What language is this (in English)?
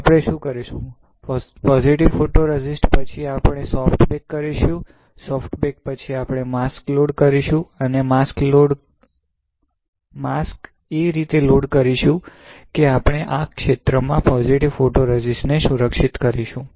Gujarati